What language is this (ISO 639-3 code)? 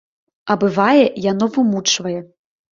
bel